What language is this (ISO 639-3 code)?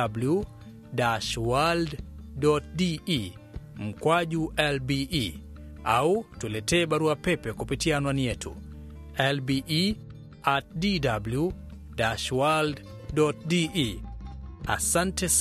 swa